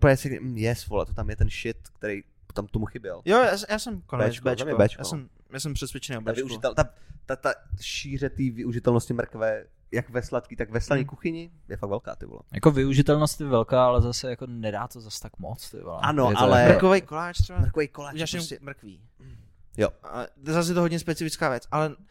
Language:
Czech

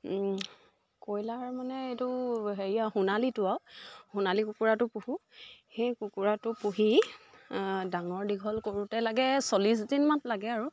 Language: Assamese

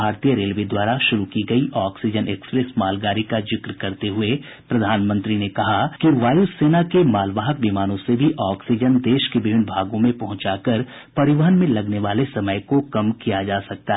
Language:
Hindi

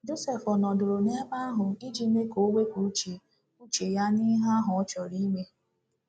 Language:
Igbo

